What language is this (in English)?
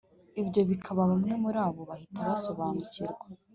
Kinyarwanda